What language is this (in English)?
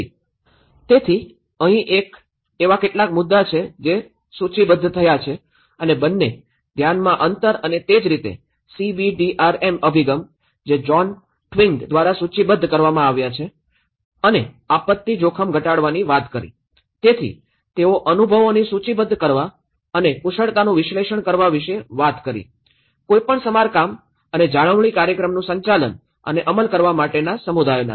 Gujarati